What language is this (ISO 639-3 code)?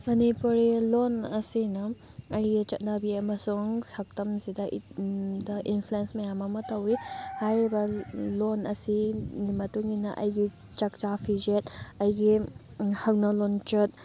mni